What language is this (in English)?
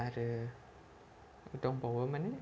Bodo